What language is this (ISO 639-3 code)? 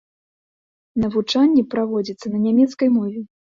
bel